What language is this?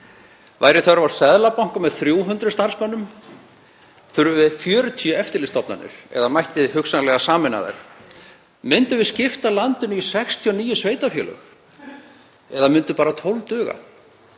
Icelandic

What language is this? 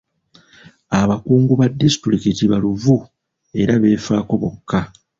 Ganda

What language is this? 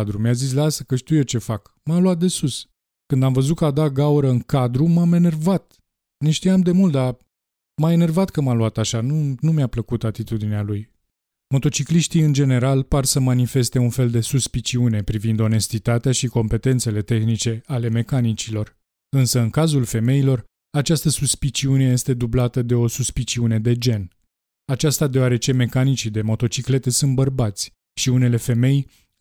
Romanian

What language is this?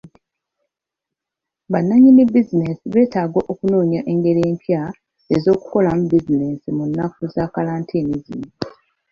Ganda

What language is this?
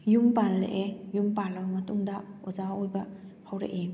Manipuri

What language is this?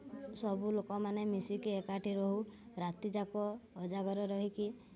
Odia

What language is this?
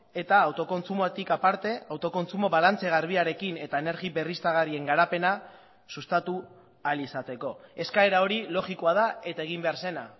Basque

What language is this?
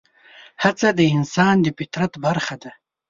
Pashto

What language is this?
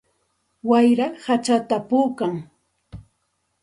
Santa Ana de Tusi Pasco Quechua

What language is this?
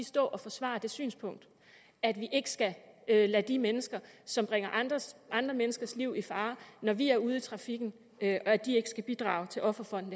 Danish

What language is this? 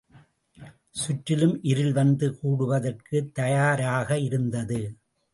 Tamil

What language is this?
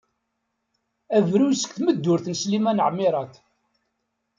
Kabyle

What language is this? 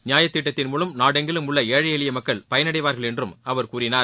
Tamil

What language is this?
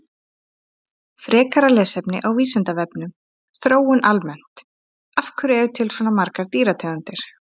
Icelandic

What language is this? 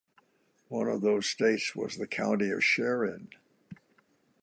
English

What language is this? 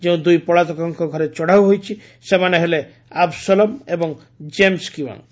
Odia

